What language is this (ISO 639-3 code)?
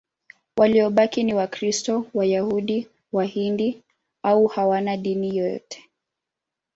swa